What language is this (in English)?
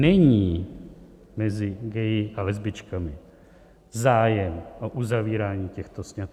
Czech